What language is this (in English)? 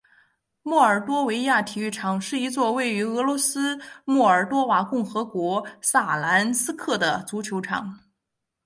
Chinese